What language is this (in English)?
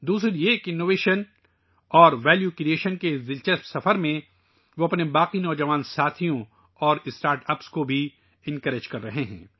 Urdu